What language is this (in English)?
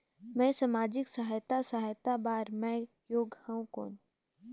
Chhattisgarhi